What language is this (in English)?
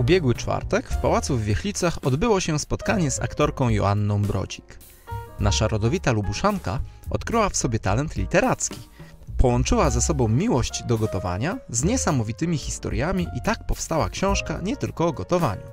Polish